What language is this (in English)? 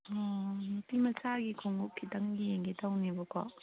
Manipuri